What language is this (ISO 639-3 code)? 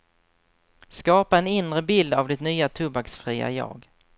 swe